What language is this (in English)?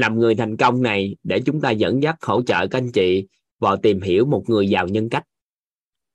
Vietnamese